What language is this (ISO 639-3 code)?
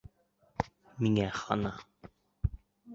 bak